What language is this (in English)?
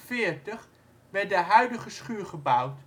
Dutch